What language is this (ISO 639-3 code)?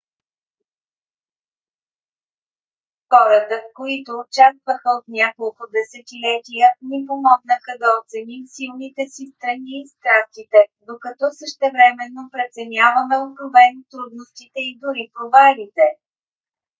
bul